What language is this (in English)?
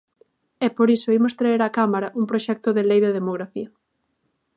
Galician